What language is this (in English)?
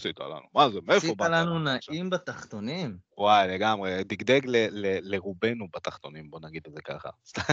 Hebrew